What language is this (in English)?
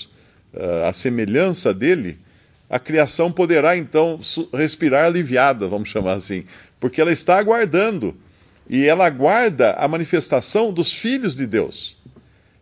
Portuguese